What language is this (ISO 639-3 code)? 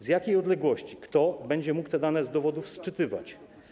pol